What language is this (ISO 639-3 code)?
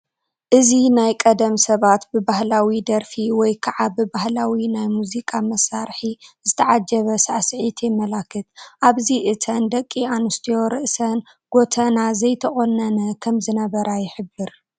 tir